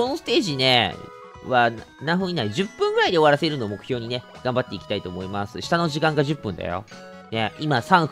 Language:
Japanese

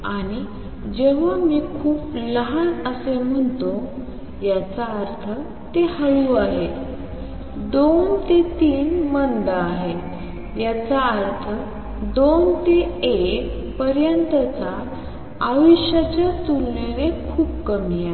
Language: Marathi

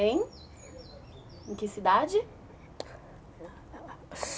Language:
Portuguese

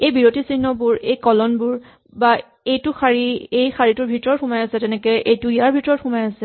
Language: Assamese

